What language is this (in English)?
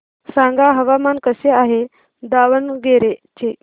Marathi